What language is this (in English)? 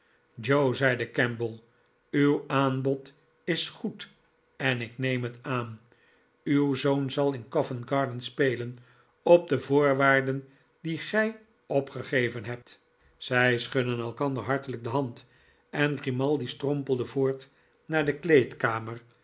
Dutch